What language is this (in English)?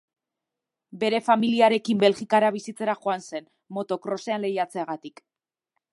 Basque